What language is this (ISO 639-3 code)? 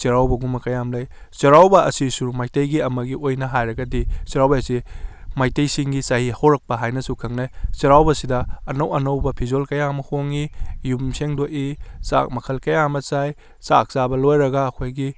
mni